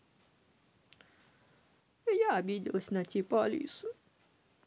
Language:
Russian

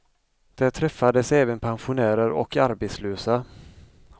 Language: Swedish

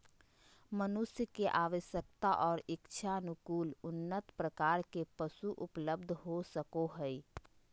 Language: Magahi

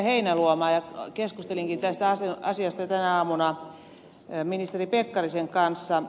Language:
Finnish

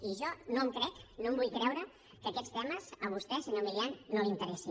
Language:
Catalan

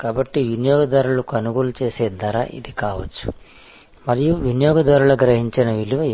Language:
Telugu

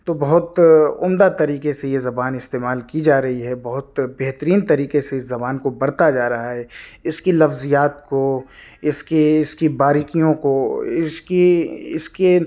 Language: Urdu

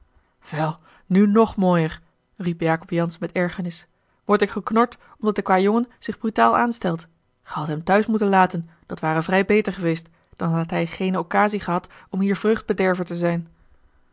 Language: Dutch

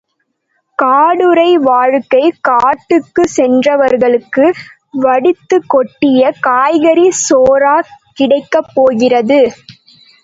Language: Tamil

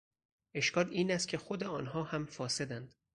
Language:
Persian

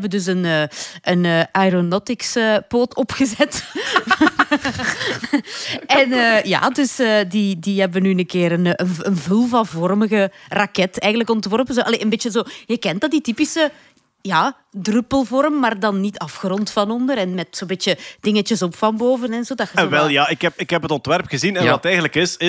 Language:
Dutch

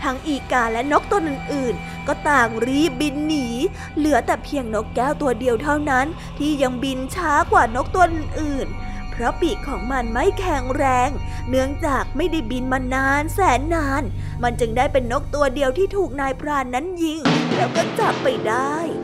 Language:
Thai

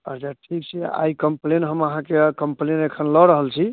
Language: Maithili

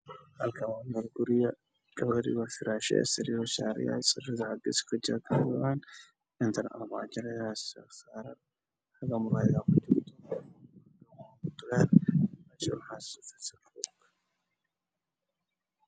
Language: Somali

